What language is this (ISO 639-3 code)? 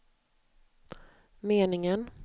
swe